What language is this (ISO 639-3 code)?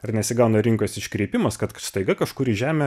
lit